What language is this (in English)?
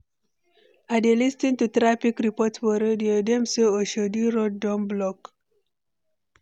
Nigerian Pidgin